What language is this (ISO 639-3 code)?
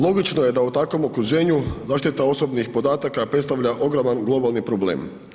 hrv